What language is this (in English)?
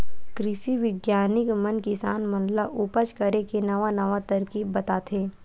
Chhattisgarhi